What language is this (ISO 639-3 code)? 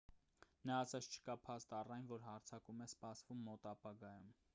hye